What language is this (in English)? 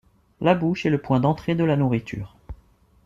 French